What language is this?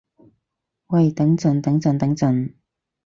Cantonese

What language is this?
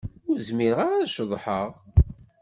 Kabyle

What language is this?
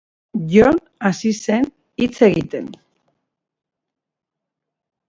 Basque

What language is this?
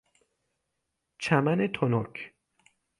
Persian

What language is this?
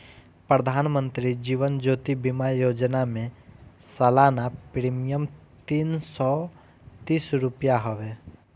Bhojpuri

